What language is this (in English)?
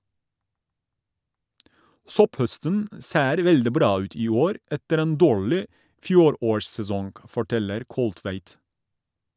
Norwegian